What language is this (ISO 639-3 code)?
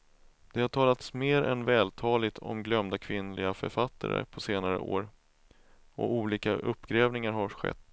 swe